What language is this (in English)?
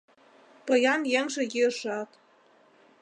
Mari